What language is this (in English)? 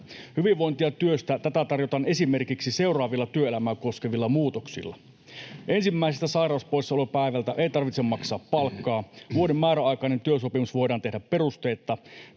Finnish